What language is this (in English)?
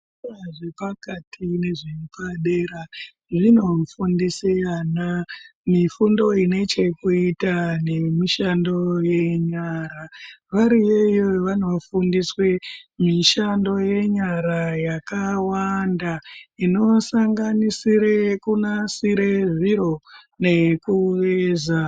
Ndau